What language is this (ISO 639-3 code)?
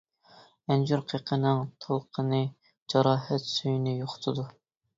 uig